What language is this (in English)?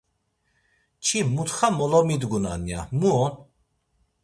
Laz